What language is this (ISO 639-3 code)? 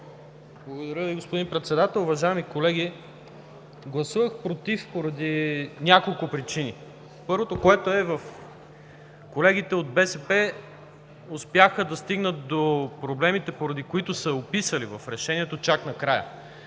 bul